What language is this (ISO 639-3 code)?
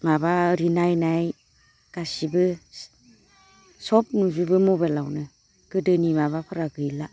brx